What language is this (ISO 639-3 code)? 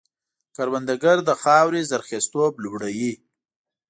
pus